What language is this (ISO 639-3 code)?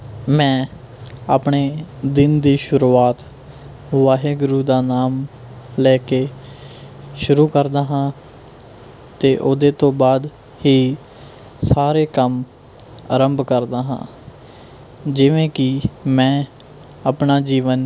pan